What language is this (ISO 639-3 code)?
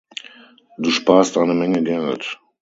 deu